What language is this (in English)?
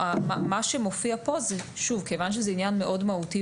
Hebrew